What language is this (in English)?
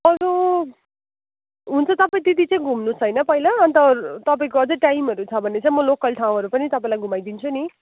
Nepali